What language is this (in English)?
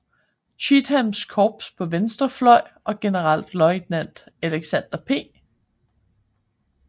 Danish